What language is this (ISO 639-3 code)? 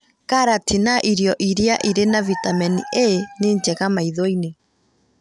kik